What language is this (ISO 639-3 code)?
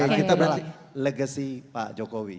ind